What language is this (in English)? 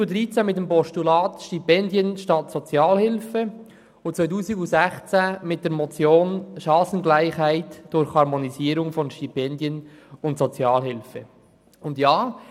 Swiss German